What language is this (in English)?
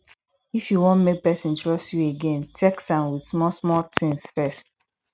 Nigerian Pidgin